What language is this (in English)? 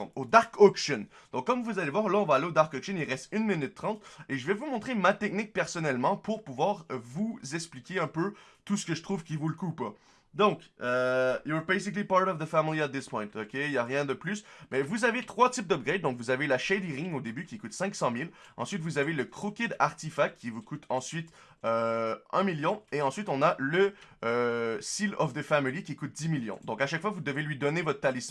French